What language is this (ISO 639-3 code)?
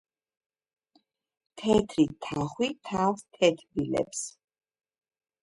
kat